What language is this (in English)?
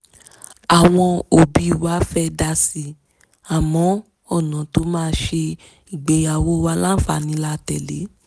Yoruba